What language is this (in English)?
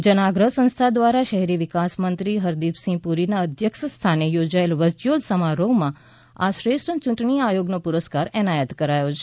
Gujarati